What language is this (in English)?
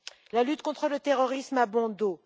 French